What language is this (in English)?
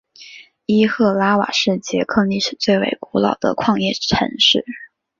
Chinese